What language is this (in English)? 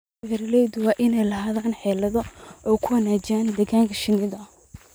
Somali